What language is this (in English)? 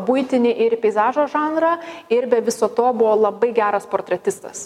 Lithuanian